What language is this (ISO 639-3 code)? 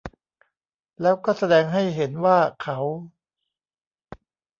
tha